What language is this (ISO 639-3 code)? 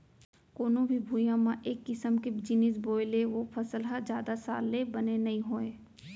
hne